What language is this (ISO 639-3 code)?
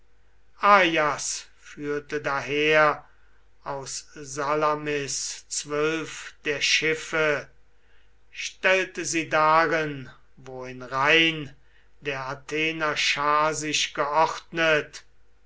deu